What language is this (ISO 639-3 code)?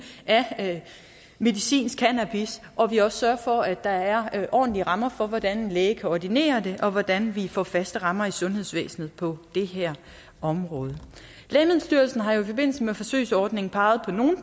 dan